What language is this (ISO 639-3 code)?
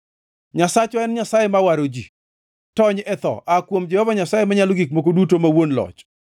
luo